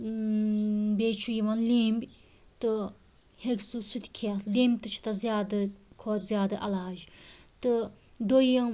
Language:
Kashmiri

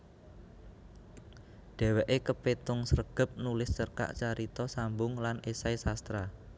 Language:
Javanese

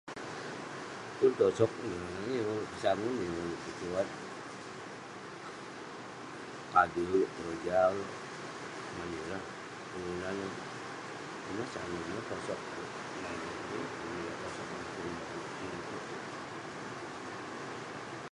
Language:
Western Penan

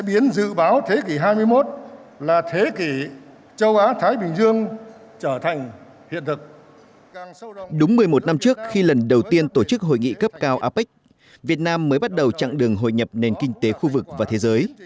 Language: Vietnamese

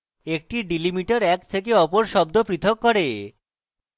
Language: Bangla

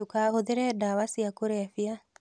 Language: Kikuyu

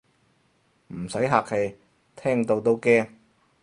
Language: Cantonese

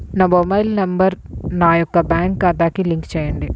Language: Telugu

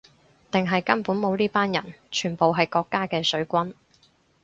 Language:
Cantonese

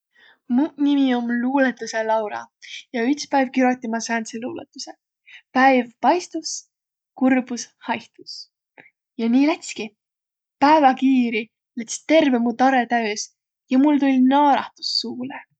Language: Võro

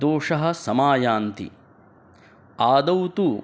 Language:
Sanskrit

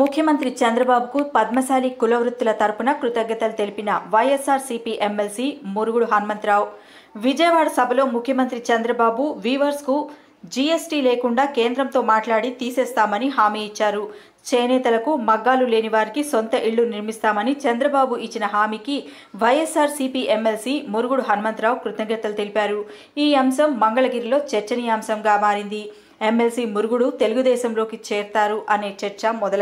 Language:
Telugu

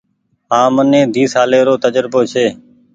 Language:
Goaria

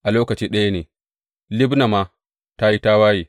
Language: Hausa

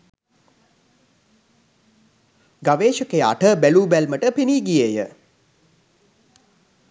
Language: Sinhala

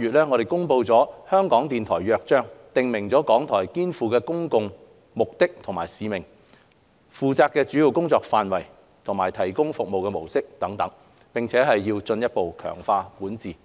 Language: Cantonese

